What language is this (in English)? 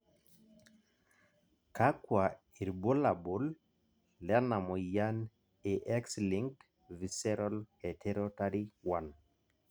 Masai